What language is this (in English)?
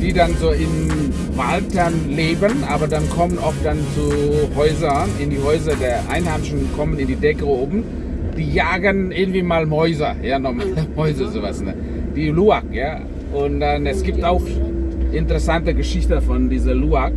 German